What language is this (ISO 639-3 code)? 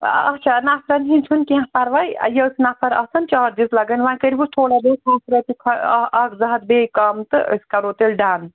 kas